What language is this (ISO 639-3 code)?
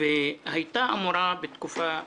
heb